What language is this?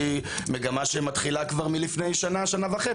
Hebrew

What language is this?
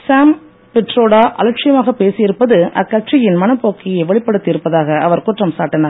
Tamil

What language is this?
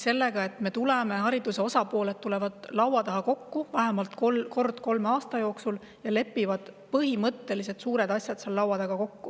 Estonian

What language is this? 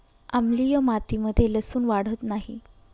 Marathi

